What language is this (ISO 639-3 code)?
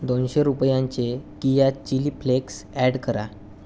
mar